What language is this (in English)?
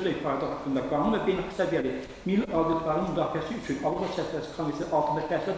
Turkish